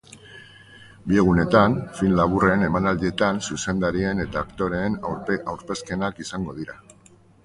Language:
Basque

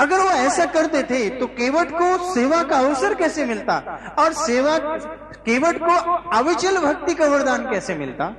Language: Hindi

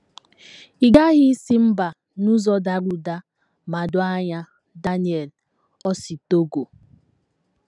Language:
Igbo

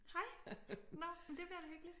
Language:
Danish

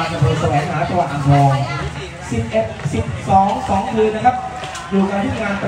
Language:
Thai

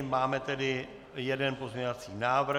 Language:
Czech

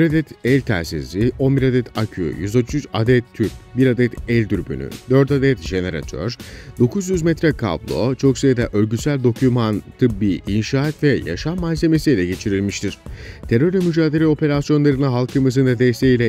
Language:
Turkish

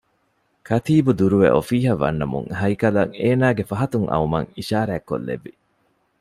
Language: Divehi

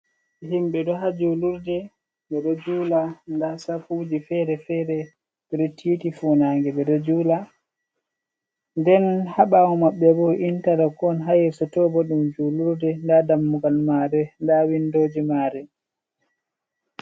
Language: Fula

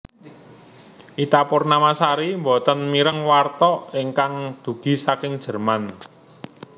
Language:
Javanese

